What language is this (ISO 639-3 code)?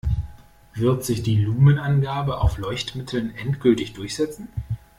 deu